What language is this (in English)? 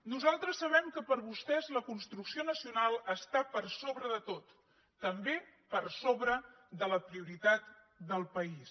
Catalan